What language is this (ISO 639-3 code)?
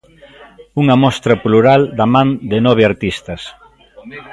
glg